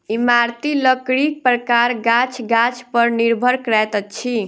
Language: Maithili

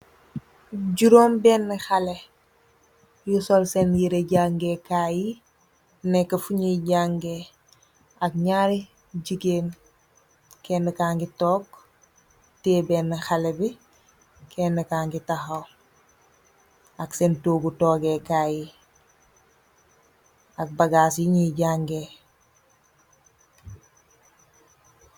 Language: Wolof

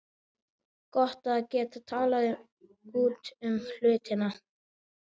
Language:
Icelandic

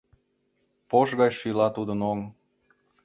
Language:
Mari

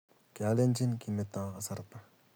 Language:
Kalenjin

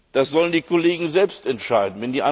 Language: German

